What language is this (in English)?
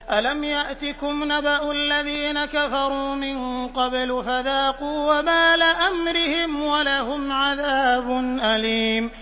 Arabic